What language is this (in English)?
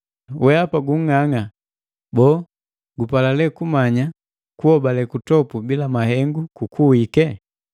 Matengo